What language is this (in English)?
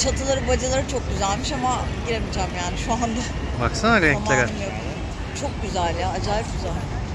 Turkish